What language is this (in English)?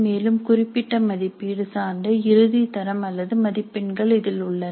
Tamil